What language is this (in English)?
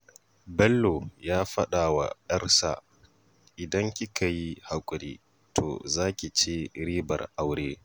Hausa